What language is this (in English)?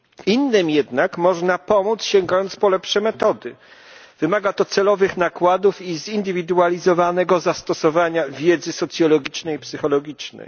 Polish